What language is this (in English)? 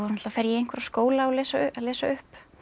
Icelandic